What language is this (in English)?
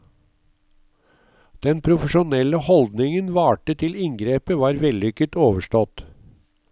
Norwegian